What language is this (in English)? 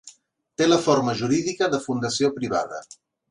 Catalan